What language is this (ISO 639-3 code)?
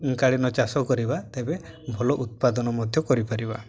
ori